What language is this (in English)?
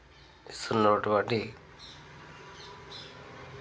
Telugu